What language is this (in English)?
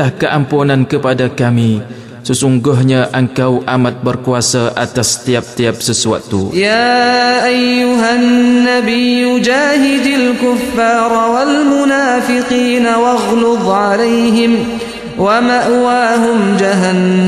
Malay